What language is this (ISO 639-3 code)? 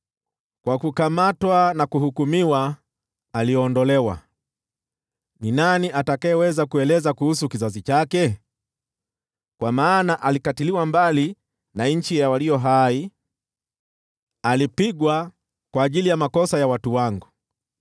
swa